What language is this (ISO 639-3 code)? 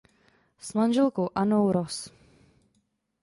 ces